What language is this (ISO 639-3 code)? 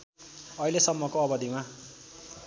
nep